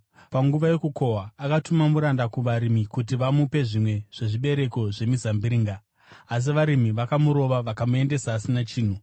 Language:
Shona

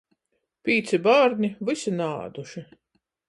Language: Latgalian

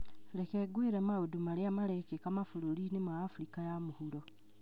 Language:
Kikuyu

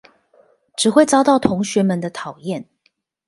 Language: Chinese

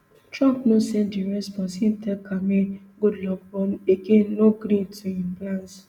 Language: Nigerian Pidgin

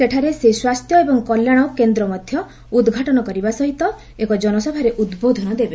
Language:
Odia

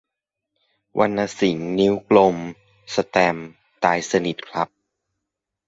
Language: Thai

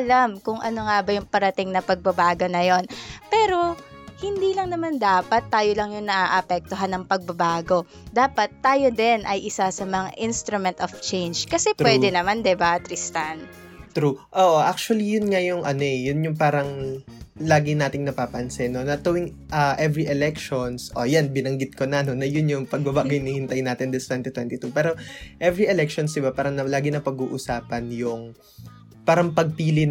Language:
Filipino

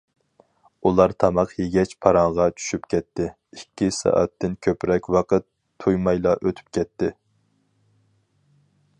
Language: Uyghur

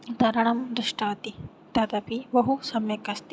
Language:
Sanskrit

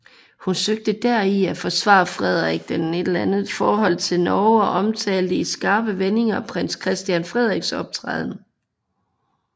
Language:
Danish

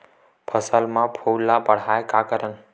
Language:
Chhattisgarhi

